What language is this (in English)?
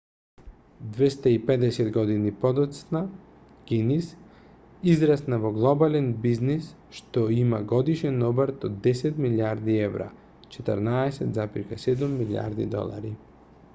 Macedonian